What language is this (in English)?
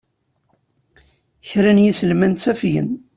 Kabyle